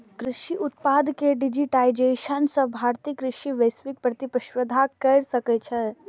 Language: Maithili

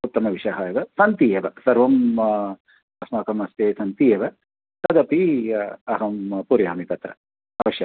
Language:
Sanskrit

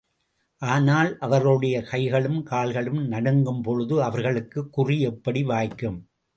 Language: Tamil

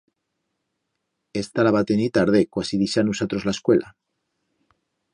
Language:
Aragonese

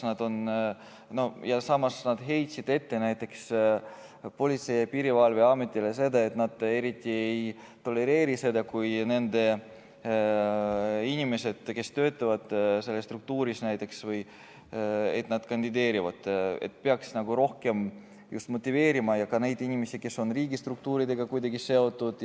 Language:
Estonian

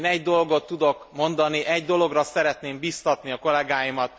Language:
Hungarian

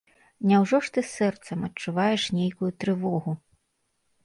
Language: Belarusian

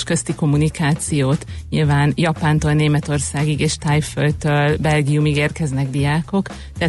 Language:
Hungarian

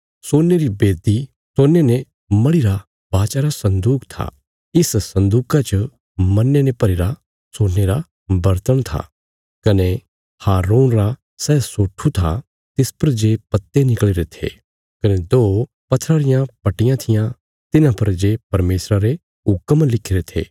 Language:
Bilaspuri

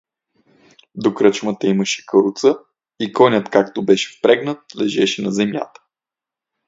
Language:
Bulgarian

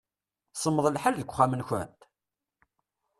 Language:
Kabyle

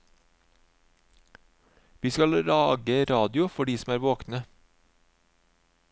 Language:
Norwegian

